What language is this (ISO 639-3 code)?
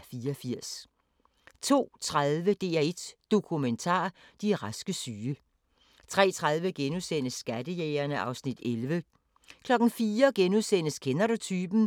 dan